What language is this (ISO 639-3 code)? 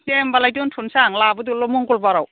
brx